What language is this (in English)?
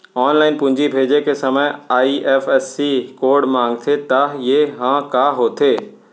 Chhattisgarhi